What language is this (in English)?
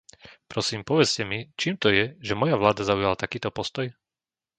Slovak